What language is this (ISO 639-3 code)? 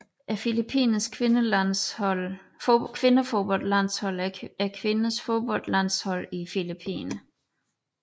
dan